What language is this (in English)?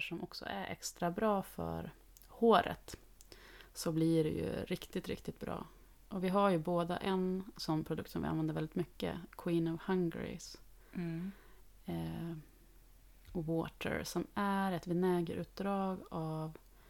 Swedish